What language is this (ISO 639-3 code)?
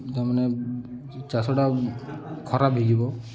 ori